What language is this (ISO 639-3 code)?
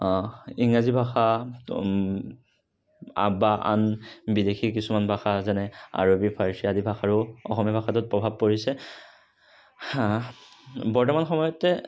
asm